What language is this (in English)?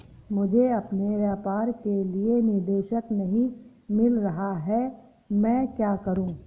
Hindi